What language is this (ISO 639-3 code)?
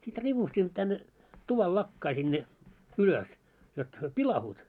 fin